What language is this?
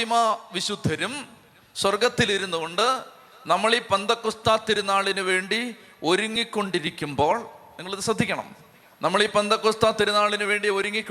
Malayalam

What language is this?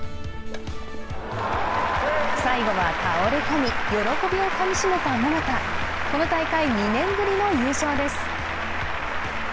Japanese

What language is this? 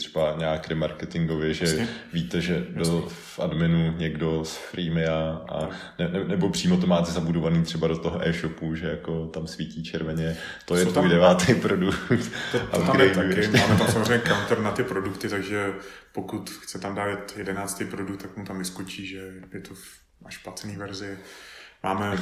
Czech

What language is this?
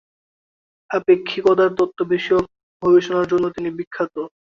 Bangla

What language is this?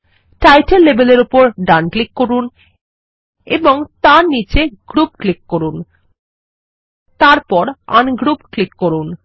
Bangla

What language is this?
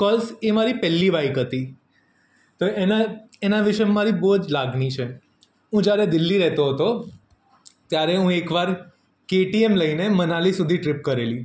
Gujarati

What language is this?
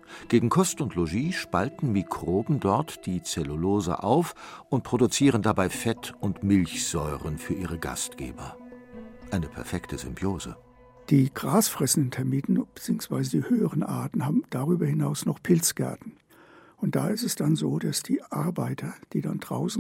German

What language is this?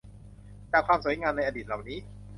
Thai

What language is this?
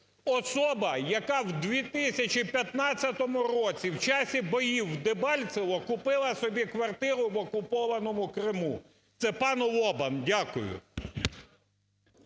Ukrainian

